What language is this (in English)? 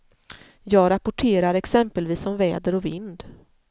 Swedish